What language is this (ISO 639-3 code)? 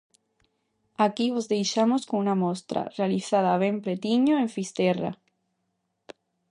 glg